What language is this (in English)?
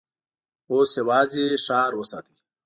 Pashto